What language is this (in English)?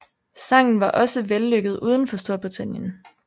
Danish